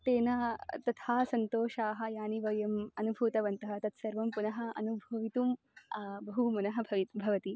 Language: Sanskrit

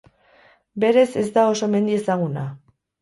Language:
Basque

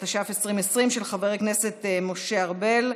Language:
Hebrew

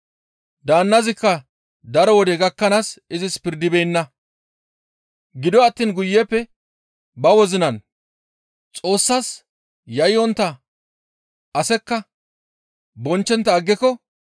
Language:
Gamo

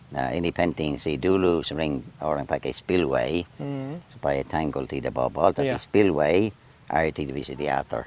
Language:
Indonesian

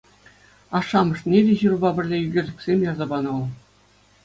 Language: Chuvash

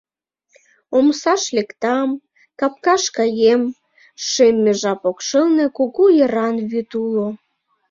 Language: Mari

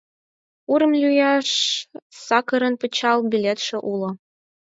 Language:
Mari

